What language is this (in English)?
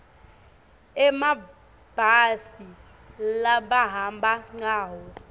Swati